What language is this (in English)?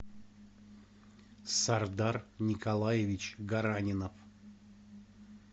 Russian